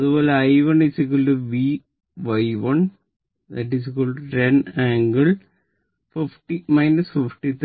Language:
Malayalam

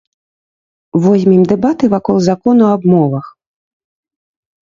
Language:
Belarusian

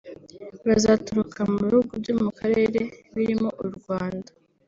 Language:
Kinyarwanda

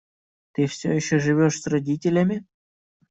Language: Russian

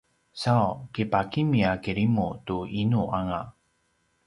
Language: Paiwan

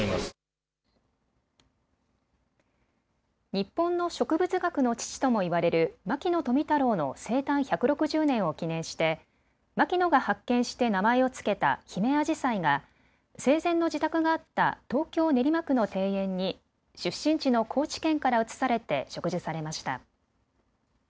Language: Japanese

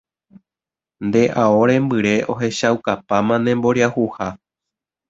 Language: Guarani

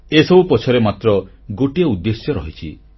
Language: Odia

